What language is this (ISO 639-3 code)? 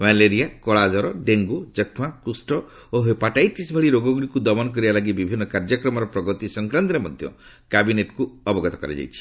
ori